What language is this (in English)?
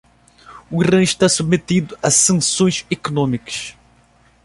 Portuguese